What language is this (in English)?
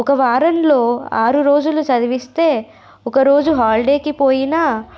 Telugu